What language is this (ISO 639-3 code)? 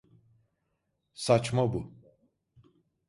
tur